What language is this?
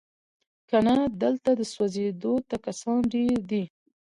Pashto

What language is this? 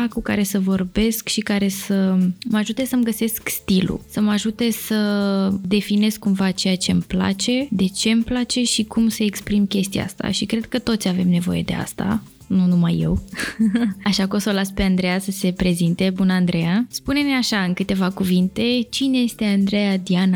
Romanian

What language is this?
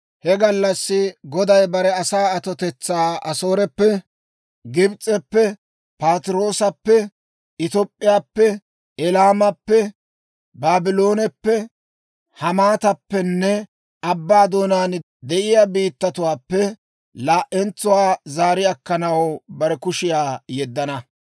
Dawro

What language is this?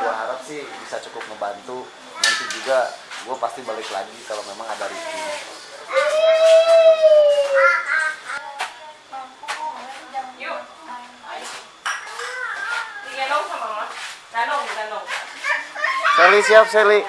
Indonesian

